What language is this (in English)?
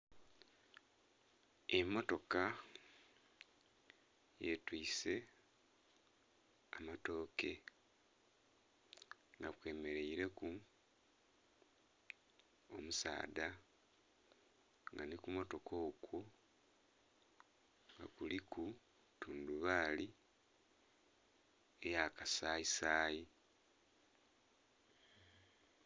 Soga